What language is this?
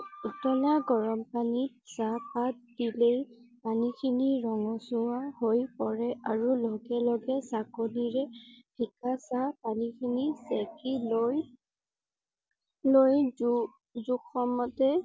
Assamese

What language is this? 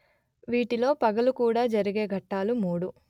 Telugu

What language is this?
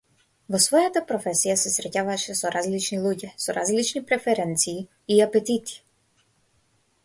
Macedonian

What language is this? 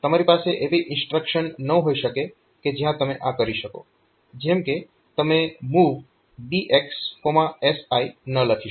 Gujarati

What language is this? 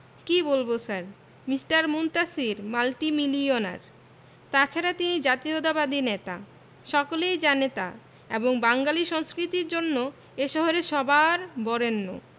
Bangla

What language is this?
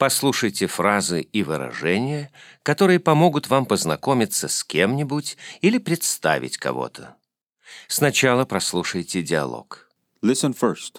Russian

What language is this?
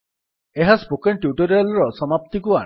Odia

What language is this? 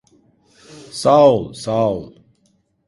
Turkish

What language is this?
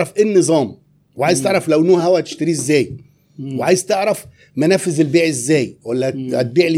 Arabic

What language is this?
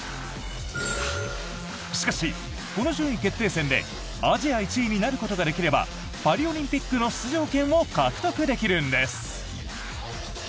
Japanese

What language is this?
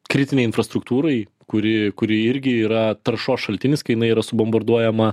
Lithuanian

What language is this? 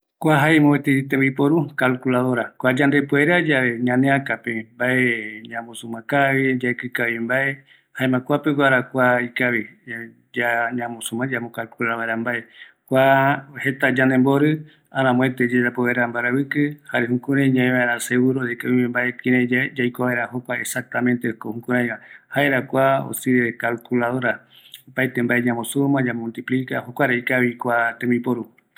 Eastern Bolivian Guaraní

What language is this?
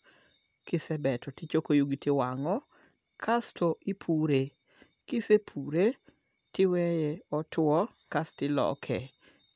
Luo (Kenya and Tanzania)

